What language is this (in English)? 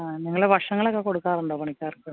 Malayalam